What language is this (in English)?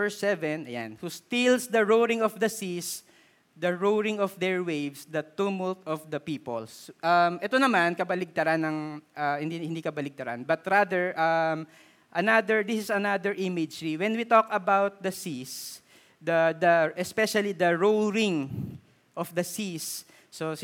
Filipino